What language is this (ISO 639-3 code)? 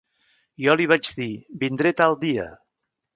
cat